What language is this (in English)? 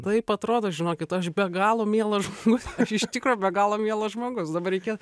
Lithuanian